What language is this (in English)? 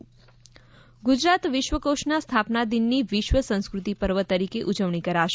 Gujarati